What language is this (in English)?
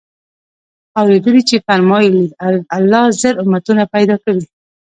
Pashto